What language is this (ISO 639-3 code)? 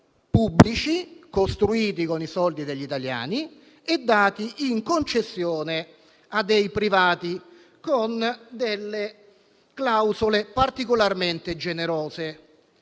ita